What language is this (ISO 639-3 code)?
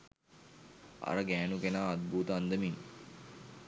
sin